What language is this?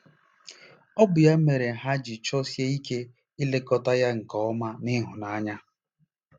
Igbo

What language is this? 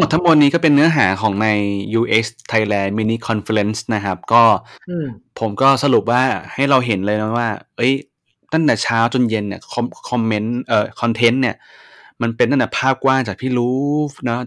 Thai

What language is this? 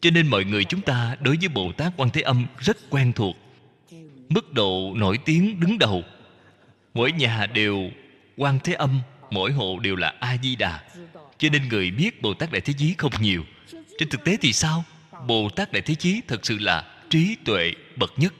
Vietnamese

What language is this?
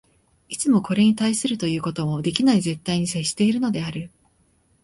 Japanese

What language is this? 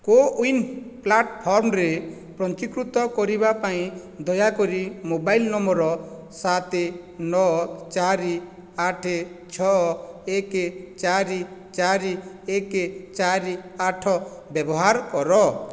Odia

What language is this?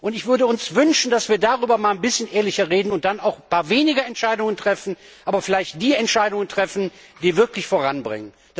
German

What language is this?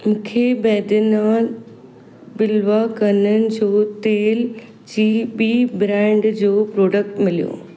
Sindhi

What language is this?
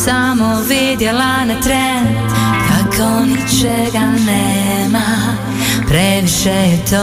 Croatian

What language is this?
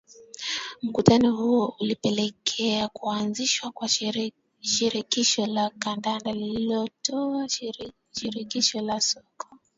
Swahili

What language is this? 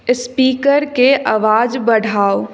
Maithili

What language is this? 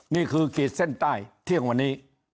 Thai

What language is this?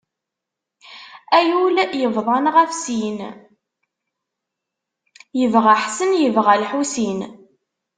Kabyle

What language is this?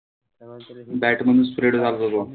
Marathi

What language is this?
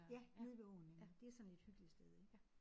Danish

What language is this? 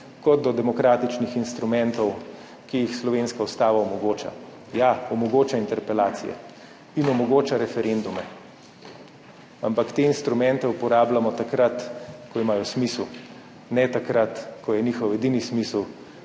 Slovenian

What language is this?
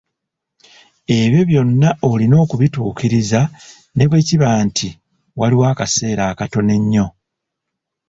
Ganda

